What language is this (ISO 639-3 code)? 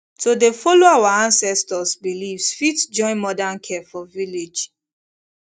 pcm